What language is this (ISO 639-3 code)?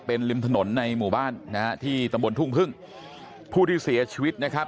tha